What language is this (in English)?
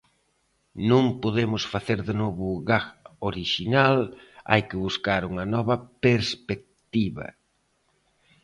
Galician